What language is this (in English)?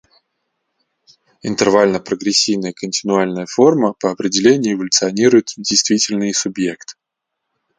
Russian